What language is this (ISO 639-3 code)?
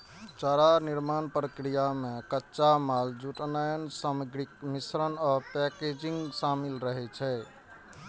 mai